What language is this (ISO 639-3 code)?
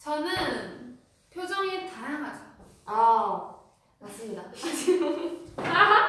kor